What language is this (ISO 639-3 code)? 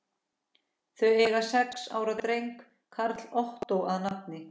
isl